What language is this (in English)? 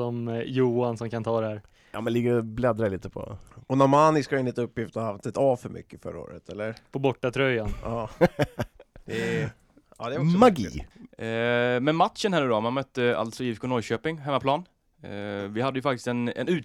Swedish